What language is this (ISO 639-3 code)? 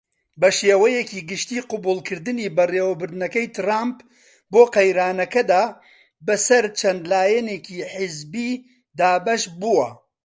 ckb